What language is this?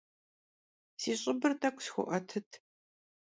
Kabardian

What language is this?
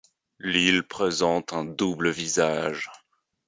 French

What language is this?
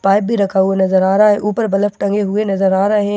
Hindi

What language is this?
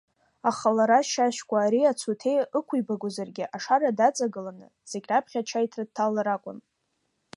Abkhazian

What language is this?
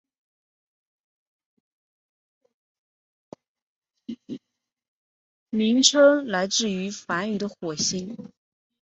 Chinese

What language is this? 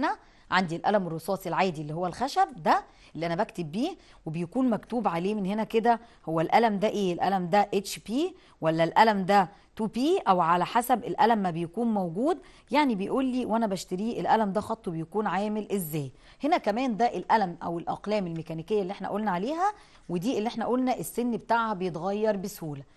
Arabic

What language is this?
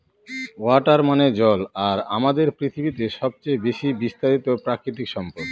Bangla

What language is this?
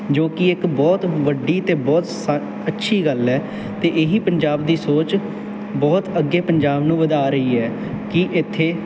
Punjabi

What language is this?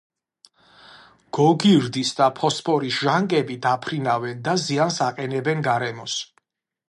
Georgian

